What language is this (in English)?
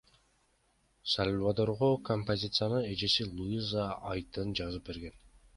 Kyrgyz